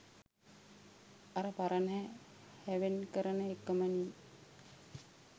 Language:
Sinhala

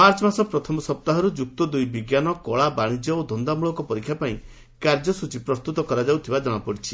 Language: Odia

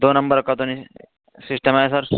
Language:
Urdu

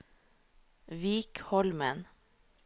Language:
Norwegian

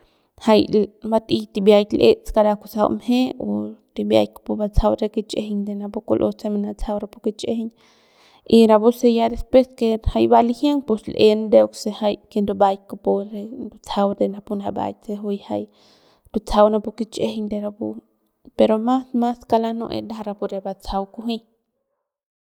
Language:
Central Pame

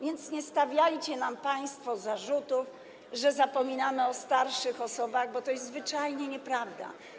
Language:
Polish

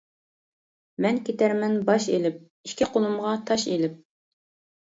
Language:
Uyghur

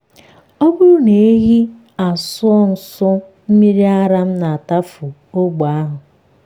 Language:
Igbo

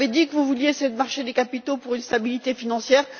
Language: French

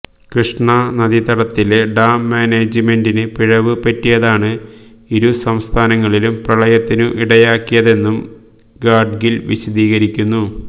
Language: Malayalam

